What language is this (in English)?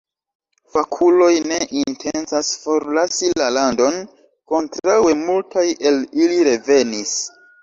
Esperanto